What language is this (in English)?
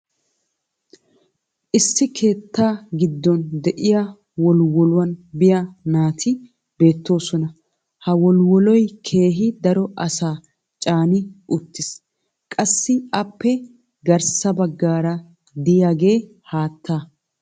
Wolaytta